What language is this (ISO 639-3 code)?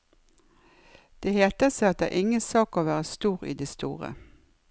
nor